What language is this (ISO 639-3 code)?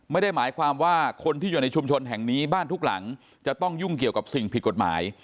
tha